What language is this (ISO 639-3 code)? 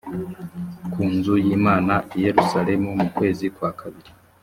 kin